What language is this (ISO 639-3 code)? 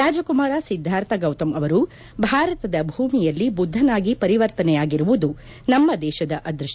kan